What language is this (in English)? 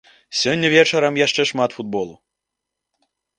Belarusian